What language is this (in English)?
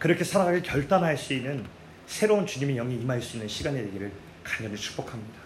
Korean